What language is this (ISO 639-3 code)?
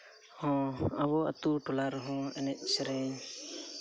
sat